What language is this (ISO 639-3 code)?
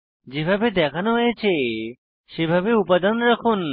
ben